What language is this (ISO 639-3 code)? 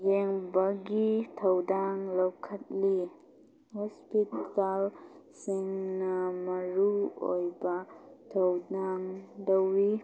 mni